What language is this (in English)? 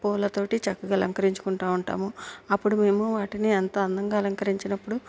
Telugu